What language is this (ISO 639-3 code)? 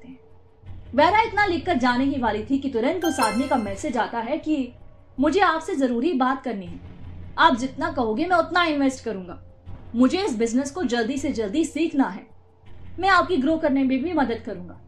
hin